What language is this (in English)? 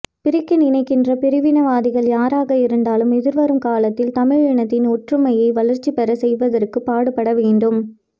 Tamil